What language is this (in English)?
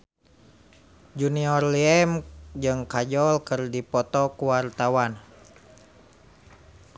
Sundanese